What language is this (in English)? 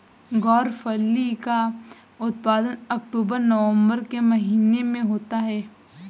Hindi